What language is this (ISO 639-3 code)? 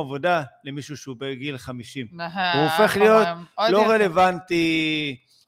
heb